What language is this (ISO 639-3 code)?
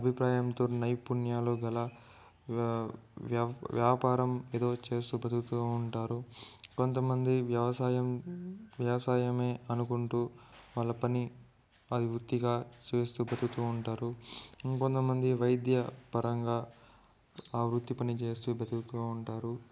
tel